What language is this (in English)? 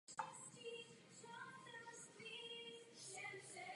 Czech